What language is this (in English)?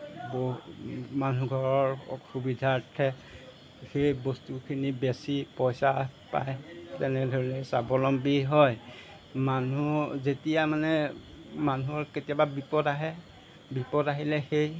Assamese